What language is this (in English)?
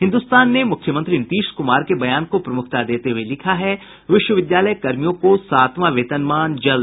Hindi